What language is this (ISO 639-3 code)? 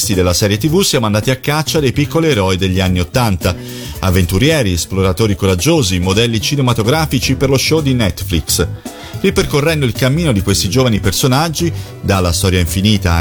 ita